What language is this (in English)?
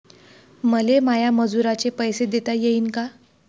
Marathi